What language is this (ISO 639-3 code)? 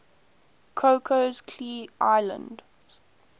eng